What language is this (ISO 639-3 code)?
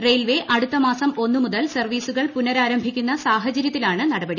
mal